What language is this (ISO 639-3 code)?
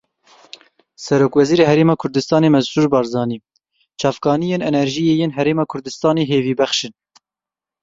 kur